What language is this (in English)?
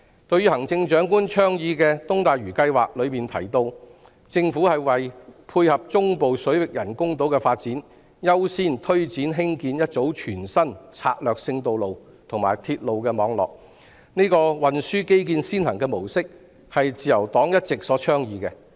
Cantonese